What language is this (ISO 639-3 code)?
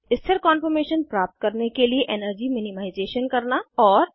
hin